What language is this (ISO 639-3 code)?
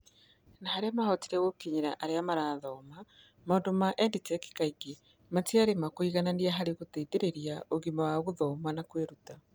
kik